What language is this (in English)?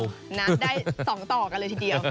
Thai